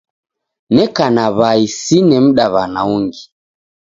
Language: Taita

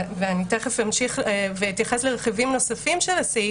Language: Hebrew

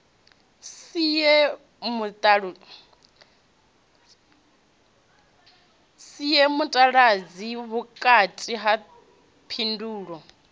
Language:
Venda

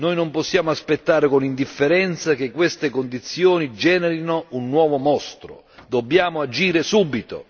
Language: Italian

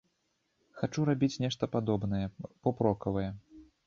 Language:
Belarusian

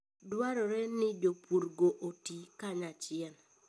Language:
Luo (Kenya and Tanzania)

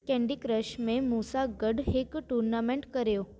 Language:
Sindhi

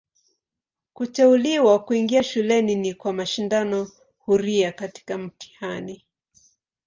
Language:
Swahili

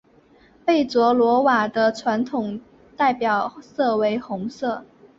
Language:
Chinese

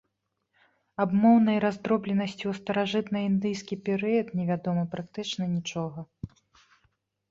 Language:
Belarusian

